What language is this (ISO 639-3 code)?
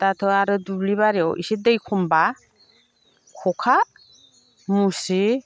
brx